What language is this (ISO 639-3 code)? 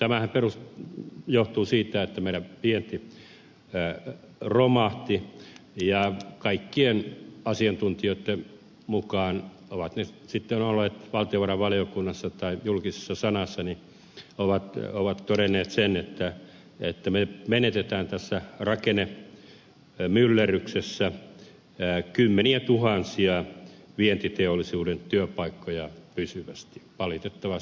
fin